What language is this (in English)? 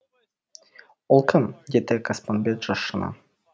Kazakh